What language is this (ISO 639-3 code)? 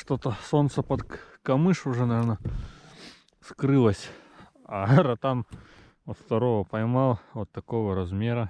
rus